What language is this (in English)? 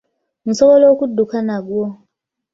Ganda